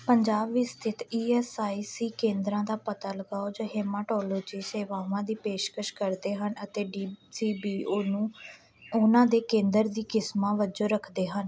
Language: Punjabi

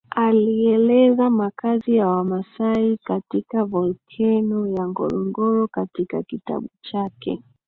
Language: Swahili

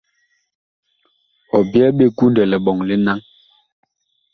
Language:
Bakoko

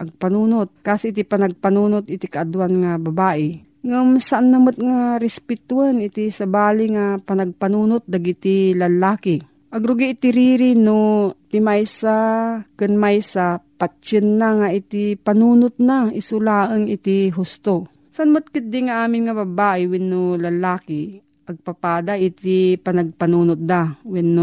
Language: Filipino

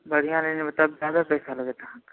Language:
Maithili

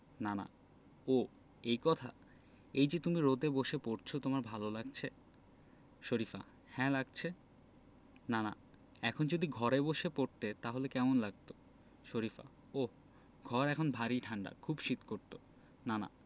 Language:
Bangla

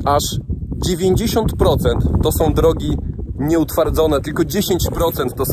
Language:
Polish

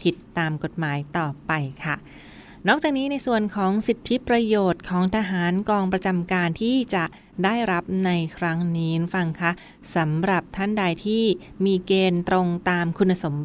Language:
Thai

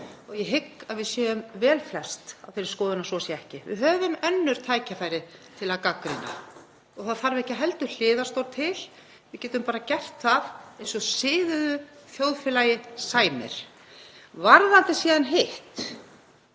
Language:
Icelandic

